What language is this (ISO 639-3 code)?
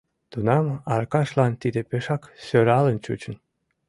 chm